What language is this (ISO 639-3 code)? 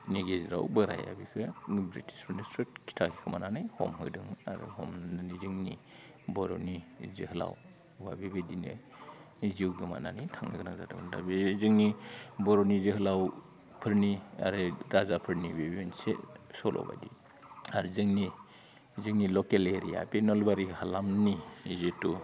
brx